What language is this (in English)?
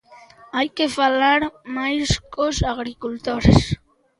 Galician